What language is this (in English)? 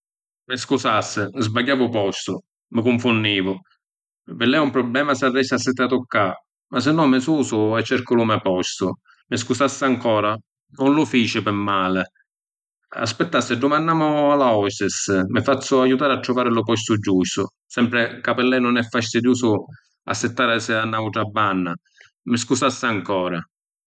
Sicilian